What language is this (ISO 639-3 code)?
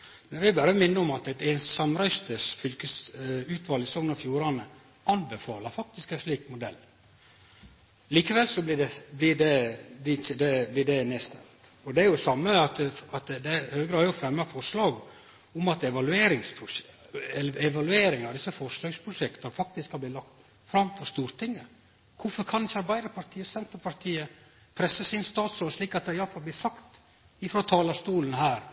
nno